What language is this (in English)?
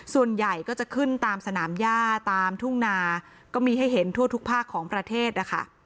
Thai